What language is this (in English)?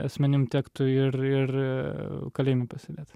Lithuanian